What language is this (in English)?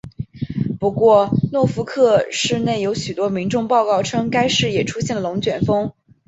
Chinese